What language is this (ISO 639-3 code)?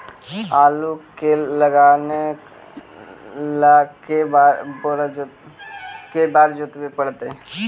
mag